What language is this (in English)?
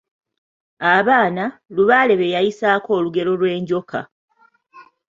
Ganda